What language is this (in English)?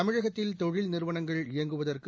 Tamil